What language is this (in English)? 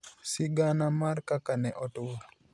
Luo (Kenya and Tanzania)